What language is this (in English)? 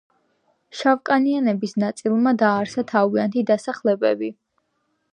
Georgian